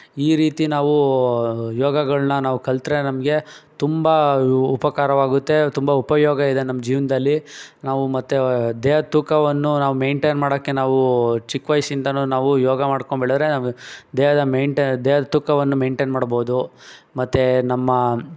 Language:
Kannada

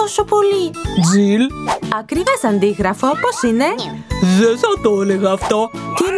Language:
Greek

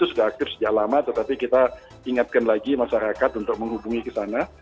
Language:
Indonesian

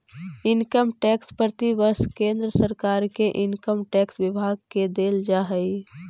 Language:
Magahi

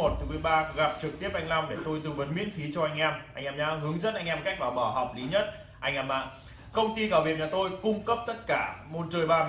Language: Vietnamese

